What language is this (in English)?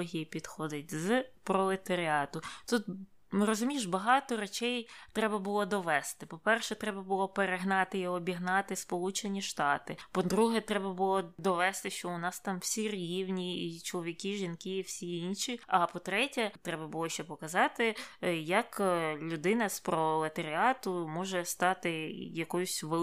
Ukrainian